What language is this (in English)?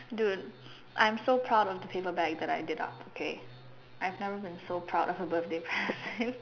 English